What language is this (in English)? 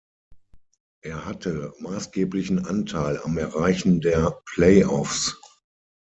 German